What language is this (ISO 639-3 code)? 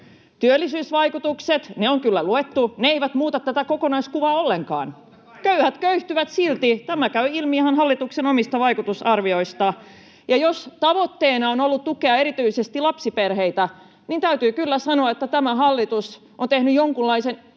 fin